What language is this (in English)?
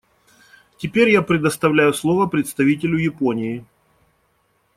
Russian